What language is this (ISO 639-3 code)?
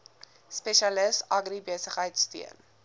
afr